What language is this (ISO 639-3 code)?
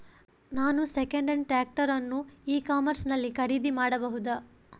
kan